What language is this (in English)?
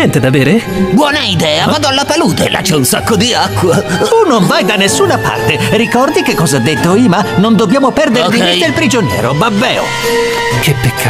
Italian